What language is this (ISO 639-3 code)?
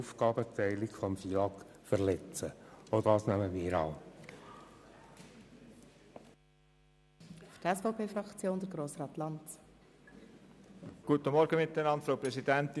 gsw